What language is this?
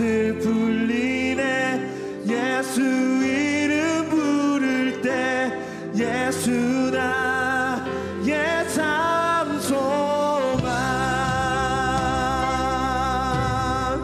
Korean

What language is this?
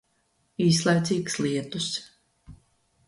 Latvian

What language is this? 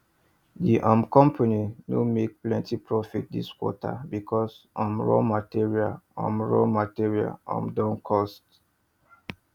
Nigerian Pidgin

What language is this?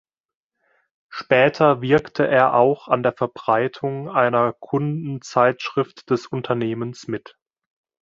German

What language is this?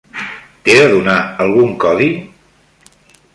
Catalan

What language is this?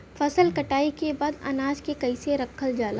Bhojpuri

